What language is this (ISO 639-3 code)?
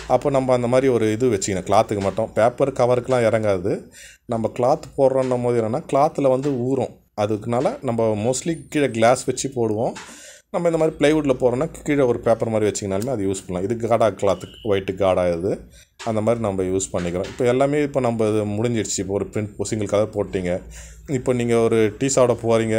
tam